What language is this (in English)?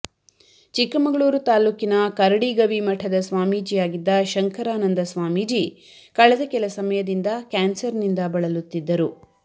Kannada